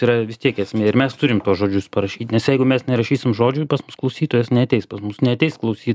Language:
Lithuanian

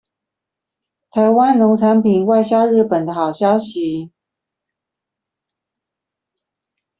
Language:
Chinese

